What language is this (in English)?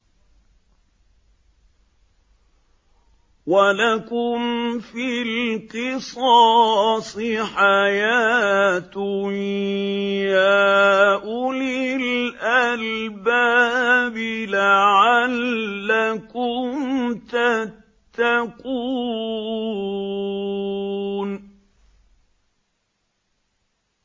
Arabic